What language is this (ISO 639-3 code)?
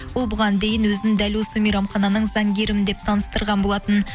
kaz